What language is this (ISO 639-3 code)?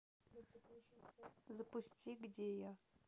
rus